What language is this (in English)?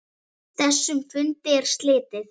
Icelandic